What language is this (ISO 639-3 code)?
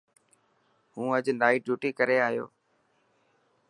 mki